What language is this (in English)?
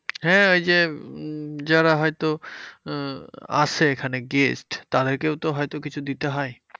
Bangla